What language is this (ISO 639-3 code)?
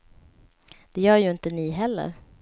swe